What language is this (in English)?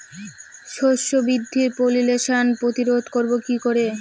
Bangla